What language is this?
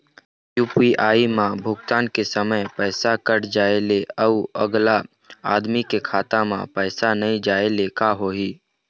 Chhattisgarhi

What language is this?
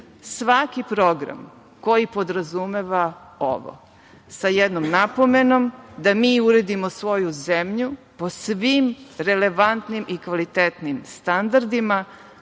Serbian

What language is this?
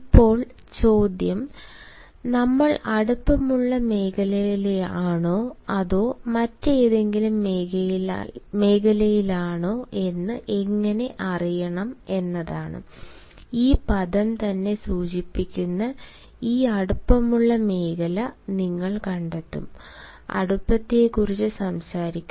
Malayalam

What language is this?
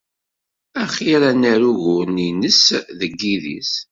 Kabyle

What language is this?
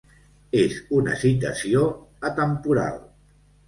Catalan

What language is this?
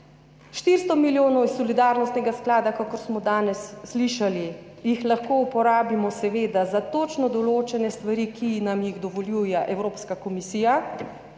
Slovenian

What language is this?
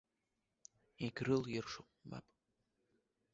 Abkhazian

